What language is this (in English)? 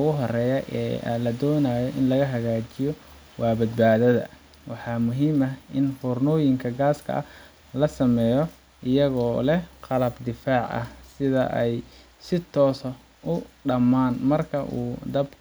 Somali